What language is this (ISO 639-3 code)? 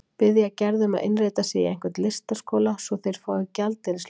isl